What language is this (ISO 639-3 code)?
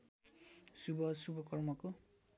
nep